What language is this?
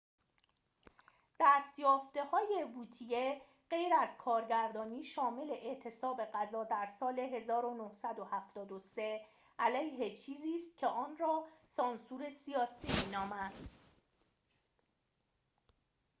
Persian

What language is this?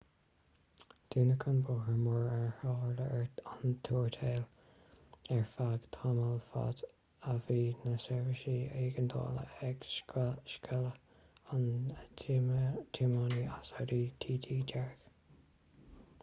Irish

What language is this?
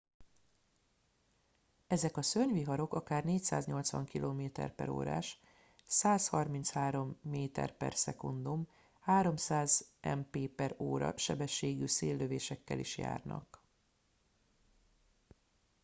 Hungarian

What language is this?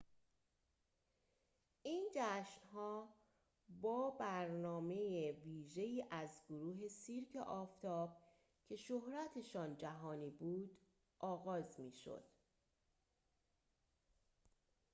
Persian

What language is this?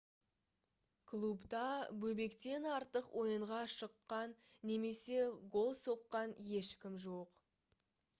Kazakh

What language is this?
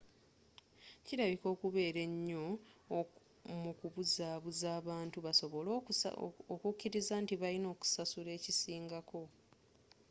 Ganda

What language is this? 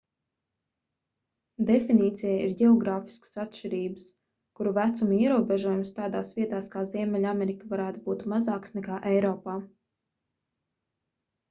Latvian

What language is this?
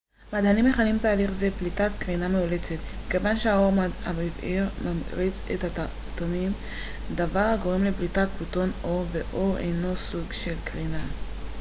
Hebrew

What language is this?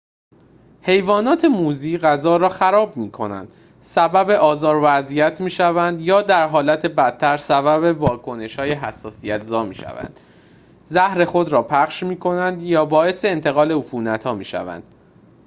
Persian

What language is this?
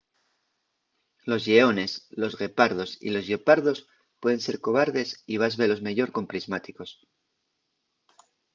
Asturian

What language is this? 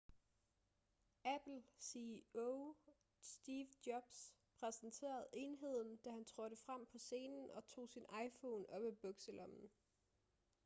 Danish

